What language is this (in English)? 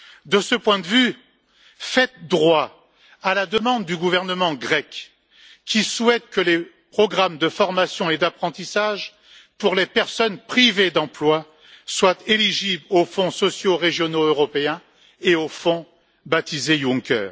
French